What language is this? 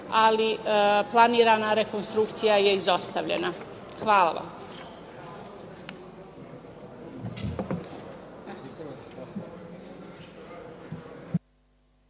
Serbian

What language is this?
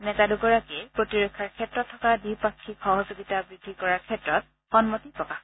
Assamese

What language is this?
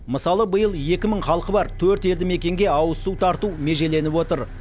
Kazakh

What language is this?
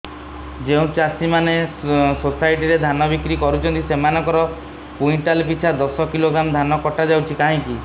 Odia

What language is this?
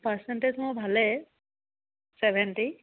Assamese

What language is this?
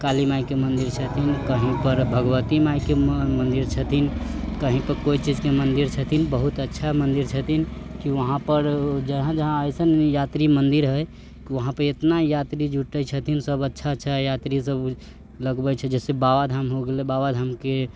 Maithili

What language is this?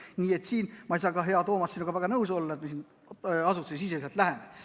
Estonian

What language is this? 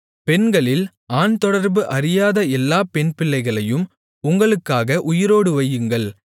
Tamil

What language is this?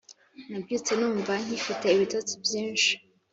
Kinyarwanda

